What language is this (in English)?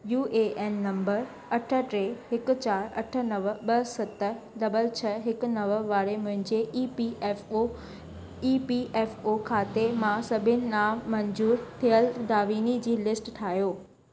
Sindhi